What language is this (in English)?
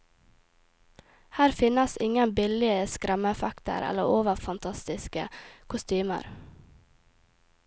Norwegian